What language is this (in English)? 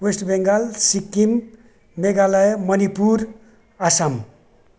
Nepali